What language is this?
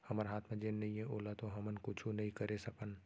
Chhattisgarhi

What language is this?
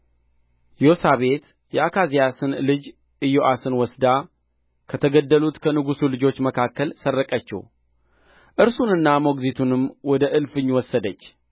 Amharic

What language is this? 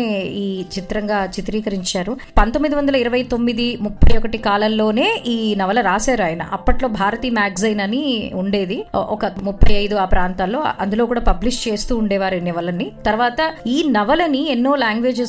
Telugu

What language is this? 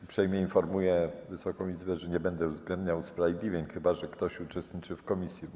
Polish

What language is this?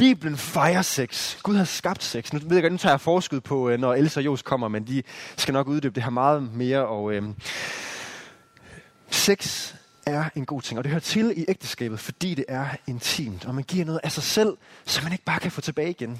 Danish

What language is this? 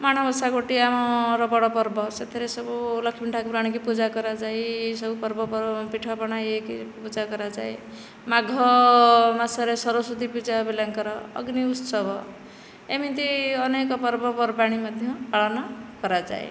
Odia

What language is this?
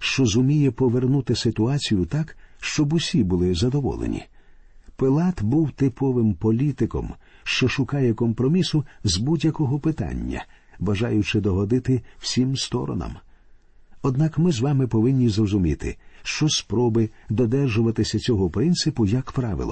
Ukrainian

